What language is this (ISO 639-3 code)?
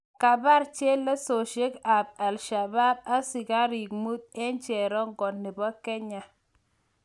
kln